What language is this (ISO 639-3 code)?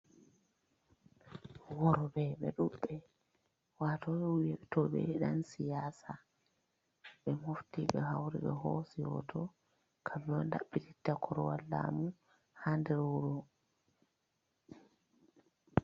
ful